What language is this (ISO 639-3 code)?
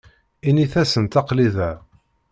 kab